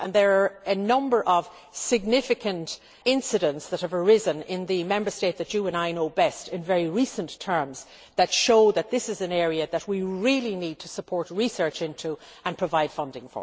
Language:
English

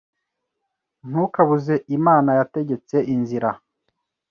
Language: Kinyarwanda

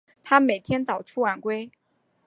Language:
Chinese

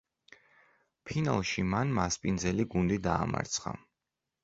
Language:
Georgian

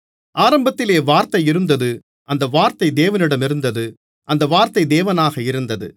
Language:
Tamil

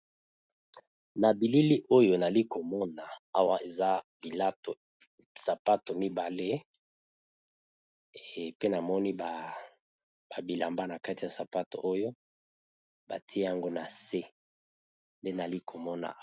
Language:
Lingala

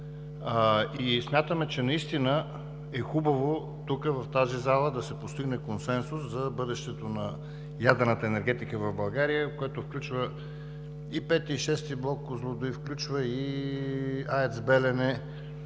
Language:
Bulgarian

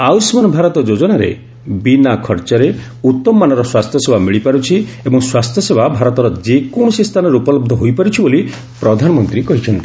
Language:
Odia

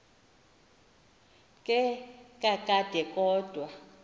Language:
Xhosa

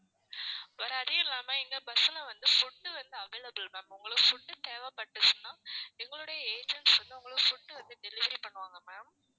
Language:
Tamil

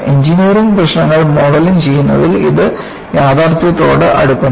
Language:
Malayalam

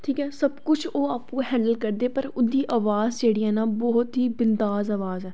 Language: Dogri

